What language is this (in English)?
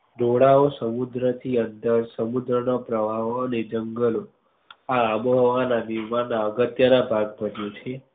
Gujarati